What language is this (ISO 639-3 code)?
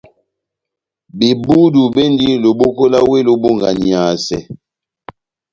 bnm